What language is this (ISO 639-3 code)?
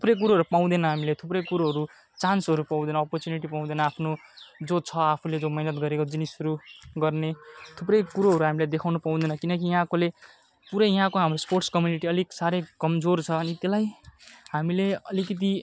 nep